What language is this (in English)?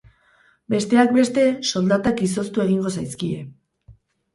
Basque